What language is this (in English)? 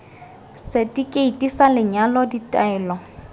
Tswana